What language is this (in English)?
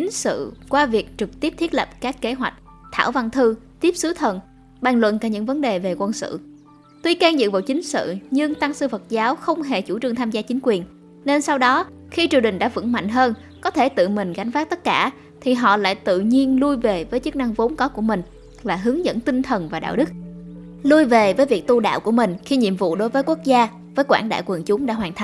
Vietnamese